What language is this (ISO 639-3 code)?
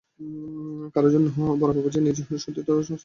ben